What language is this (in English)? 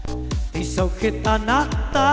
Vietnamese